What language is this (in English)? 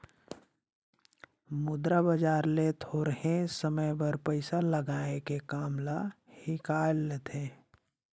Chhattisgarhi